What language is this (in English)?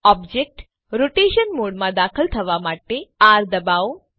Gujarati